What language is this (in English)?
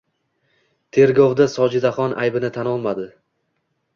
Uzbek